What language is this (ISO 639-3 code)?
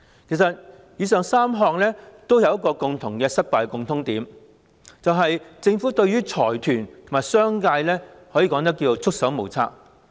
yue